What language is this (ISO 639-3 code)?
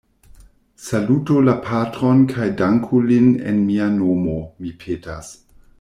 epo